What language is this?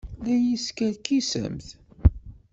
Kabyle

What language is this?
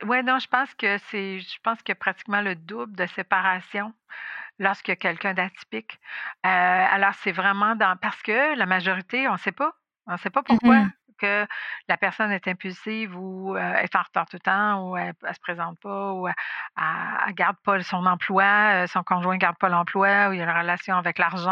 French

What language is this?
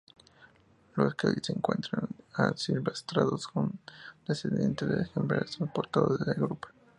Spanish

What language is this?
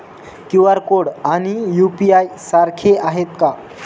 Marathi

